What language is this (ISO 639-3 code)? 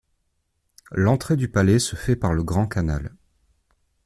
fra